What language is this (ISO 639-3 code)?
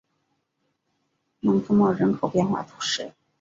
zho